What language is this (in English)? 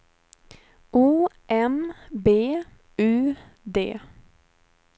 Swedish